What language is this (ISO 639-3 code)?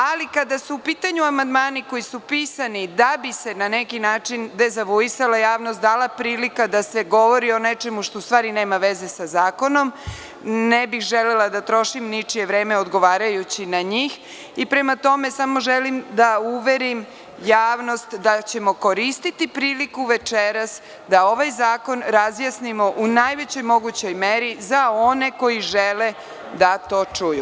srp